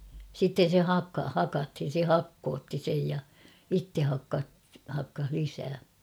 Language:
Finnish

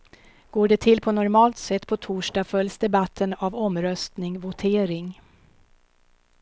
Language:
Swedish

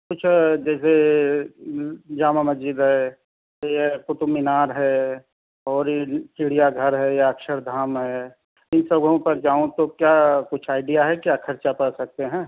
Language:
Urdu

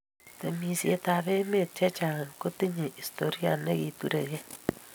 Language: Kalenjin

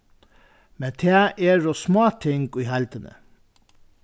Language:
Faroese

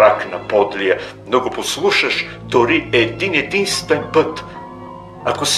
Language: Bulgarian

